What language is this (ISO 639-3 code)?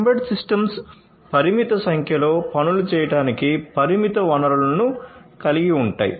tel